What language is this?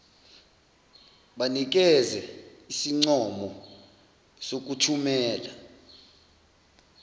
Zulu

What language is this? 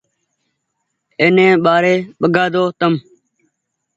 Goaria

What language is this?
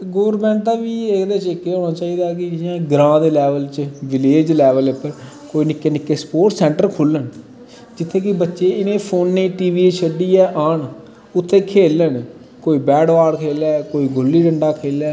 Dogri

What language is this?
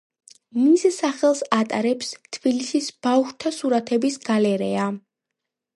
Georgian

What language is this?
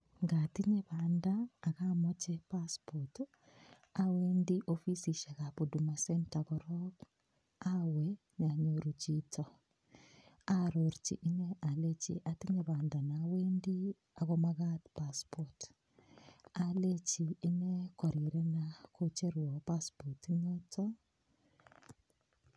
Kalenjin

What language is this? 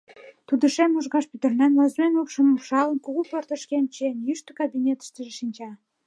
Mari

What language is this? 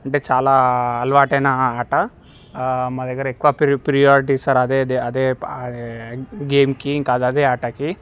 Telugu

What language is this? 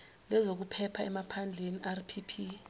Zulu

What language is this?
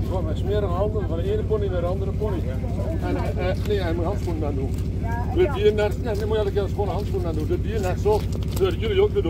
Dutch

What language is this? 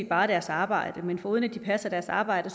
Danish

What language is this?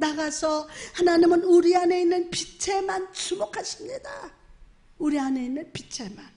Korean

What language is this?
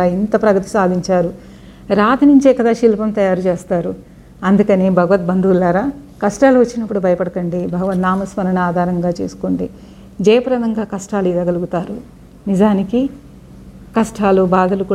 Telugu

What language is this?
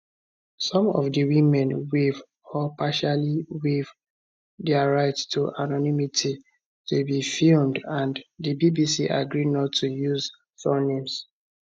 Nigerian Pidgin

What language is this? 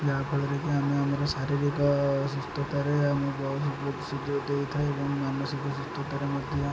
Odia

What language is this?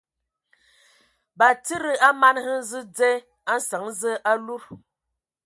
Ewondo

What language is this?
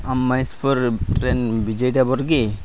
Santali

